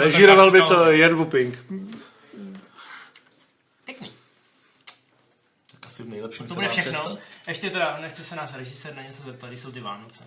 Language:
Czech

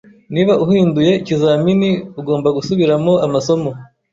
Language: Kinyarwanda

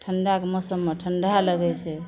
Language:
Maithili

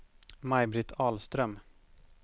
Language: Swedish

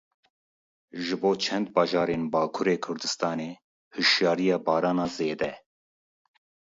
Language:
Kurdish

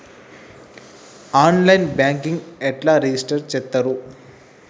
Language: Telugu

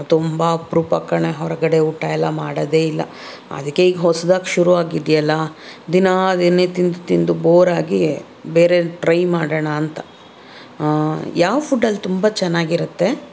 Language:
Kannada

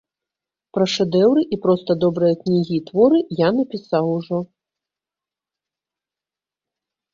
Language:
Belarusian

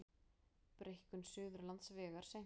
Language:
Icelandic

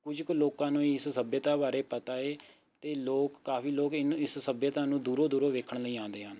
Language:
Punjabi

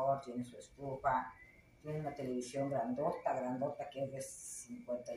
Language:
Spanish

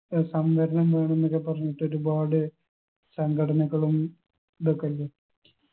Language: Malayalam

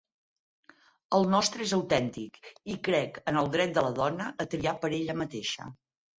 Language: Catalan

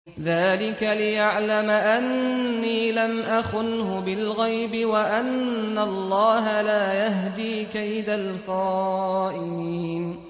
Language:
Arabic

